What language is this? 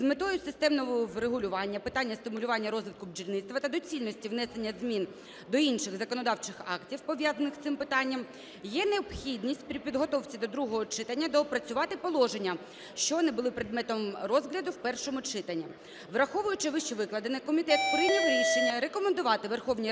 Ukrainian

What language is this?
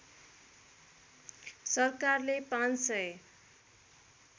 Nepali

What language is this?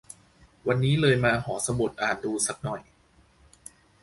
Thai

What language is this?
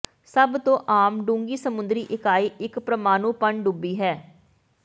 Punjabi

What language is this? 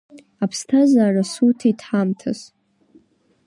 Abkhazian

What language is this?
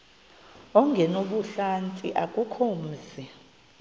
Xhosa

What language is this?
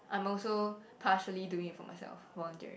English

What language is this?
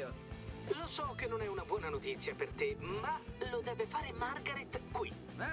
Italian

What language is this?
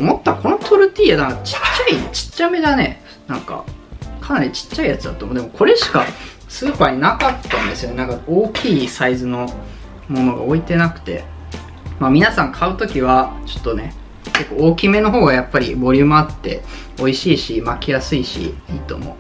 Japanese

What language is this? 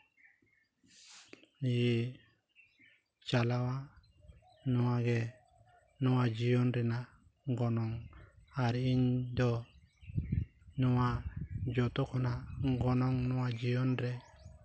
Santali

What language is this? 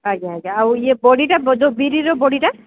Odia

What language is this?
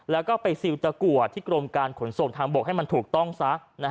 Thai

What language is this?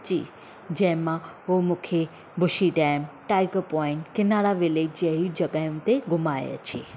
Sindhi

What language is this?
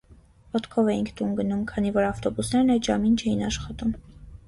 Armenian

